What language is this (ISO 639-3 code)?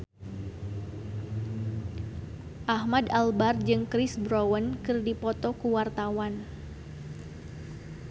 sun